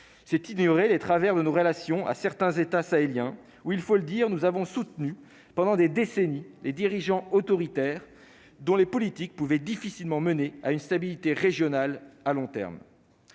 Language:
French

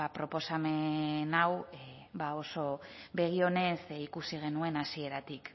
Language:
Basque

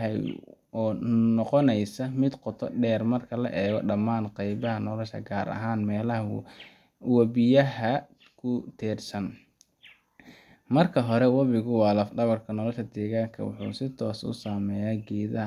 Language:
Somali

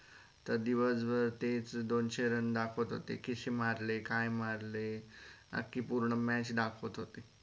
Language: Marathi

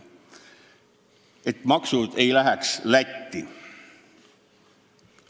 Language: Estonian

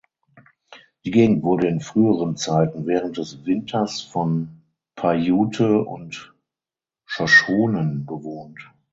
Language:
German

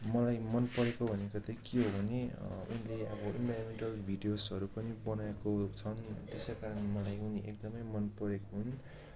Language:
Nepali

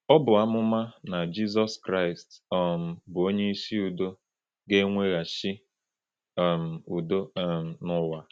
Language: Igbo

